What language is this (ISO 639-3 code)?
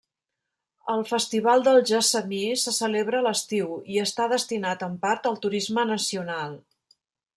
cat